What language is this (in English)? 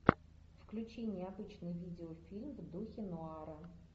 Russian